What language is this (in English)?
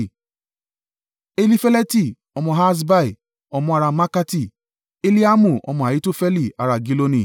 Yoruba